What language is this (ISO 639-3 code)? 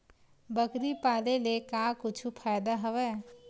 hne